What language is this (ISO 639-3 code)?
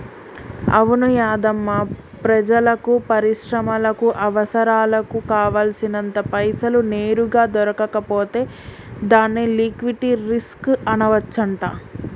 tel